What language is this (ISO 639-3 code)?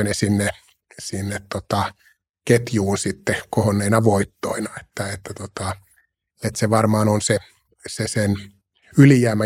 fin